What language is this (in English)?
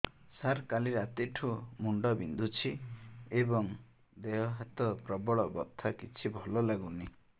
Odia